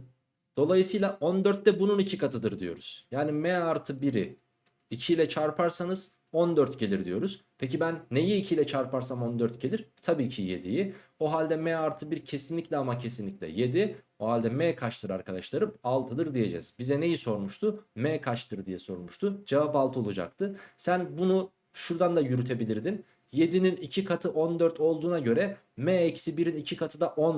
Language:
Turkish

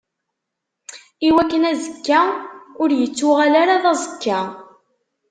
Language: Kabyle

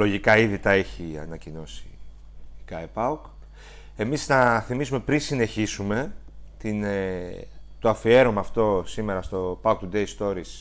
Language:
Greek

